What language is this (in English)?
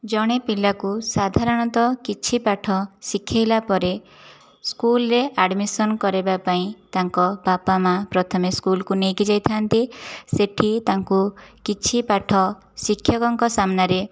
Odia